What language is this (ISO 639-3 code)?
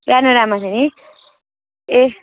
nep